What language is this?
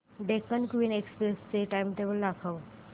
Marathi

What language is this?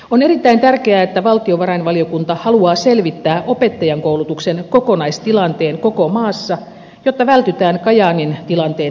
Finnish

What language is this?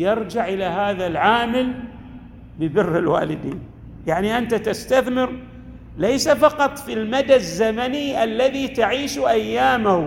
Arabic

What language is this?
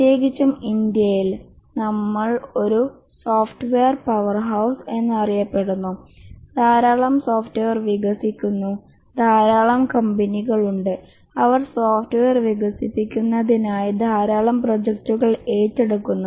Malayalam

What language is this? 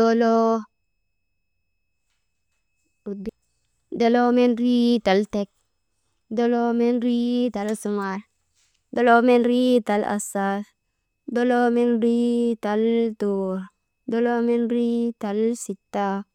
Maba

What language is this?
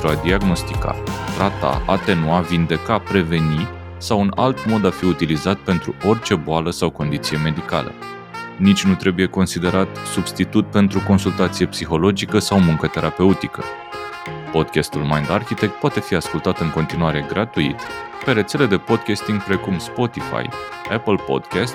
Romanian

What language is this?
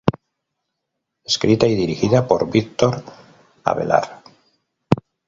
Spanish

